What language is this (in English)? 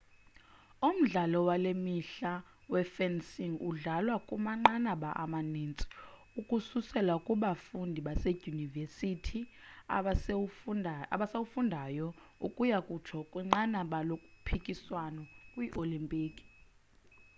Xhosa